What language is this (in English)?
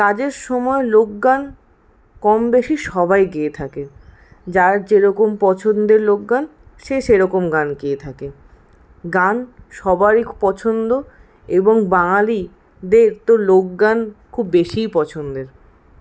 Bangla